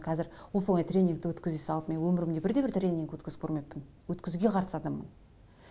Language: Kazakh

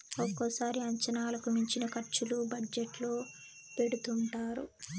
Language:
Telugu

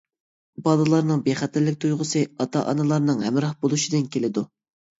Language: Uyghur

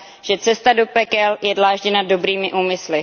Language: Czech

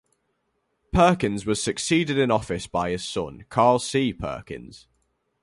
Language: English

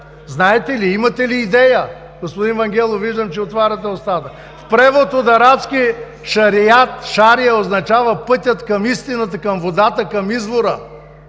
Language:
Bulgarian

